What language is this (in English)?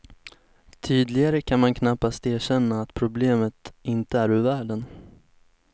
Swedish